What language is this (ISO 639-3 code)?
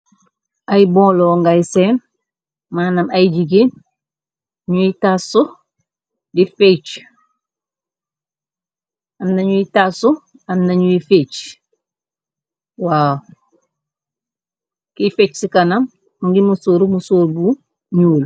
wol